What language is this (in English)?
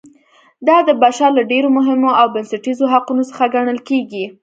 Pashto